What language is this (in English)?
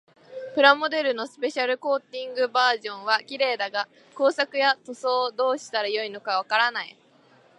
Japanese